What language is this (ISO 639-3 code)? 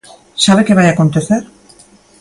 glg